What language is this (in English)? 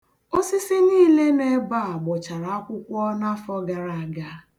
Igbo